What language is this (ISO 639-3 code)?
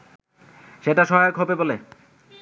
ben